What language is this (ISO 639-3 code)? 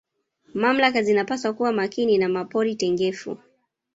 swa